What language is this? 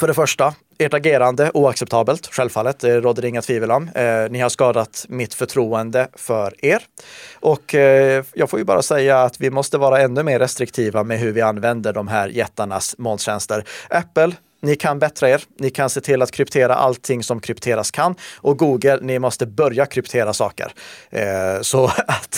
Swedish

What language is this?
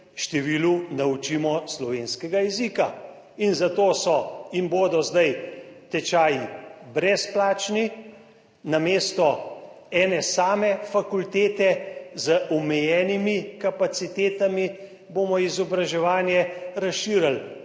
Slovenian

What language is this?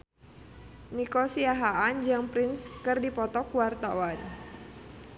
Sundanese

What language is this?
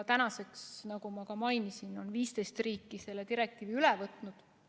Estonian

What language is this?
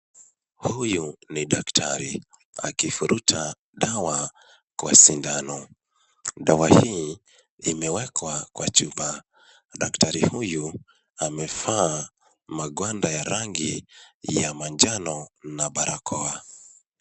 Swahili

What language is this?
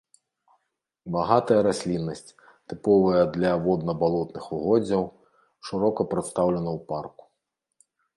Belarusian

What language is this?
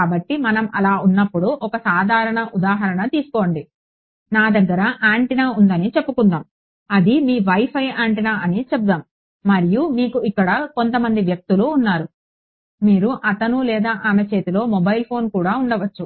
Telugu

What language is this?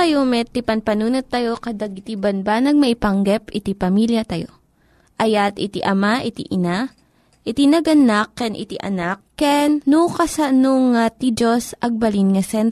Filipino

